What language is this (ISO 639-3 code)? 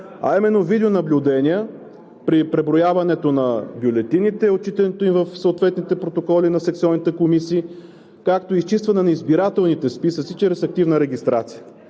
bul